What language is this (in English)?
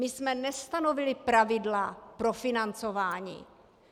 Czech